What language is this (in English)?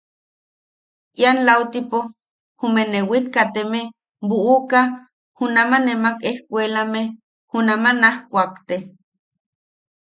Yaqui